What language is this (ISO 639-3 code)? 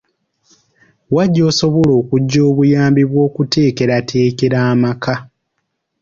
lug